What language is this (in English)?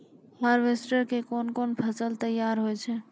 Maithili